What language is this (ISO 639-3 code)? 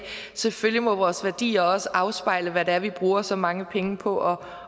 dan